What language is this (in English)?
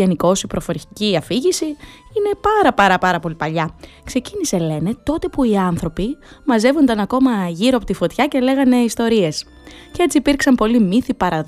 Greek